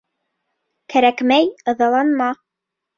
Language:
Bashkir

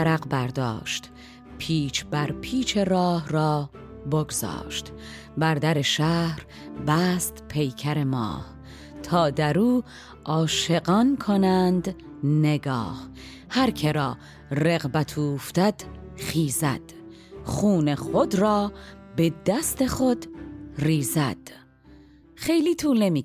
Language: Persian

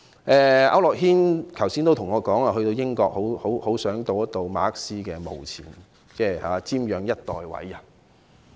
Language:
Cantonese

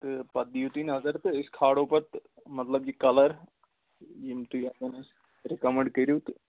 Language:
Kashmiri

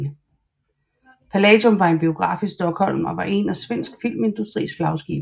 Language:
Danish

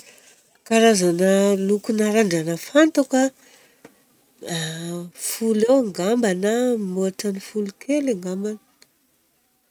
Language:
Southern Betsimisaraka Malagasy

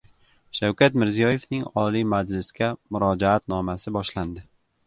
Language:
Uzbek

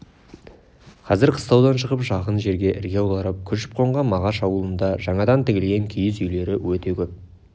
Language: Kazakh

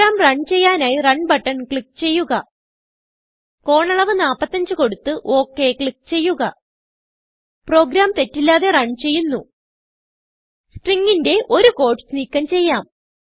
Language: Malayalam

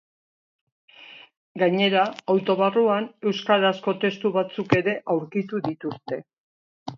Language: Basque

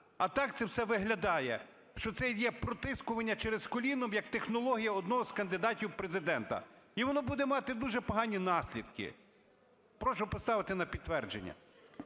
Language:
Ukrainian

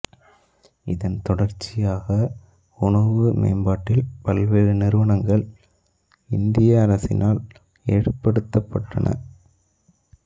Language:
Tamil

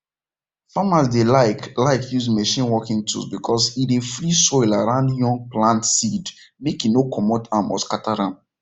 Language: Nigerian Pidgin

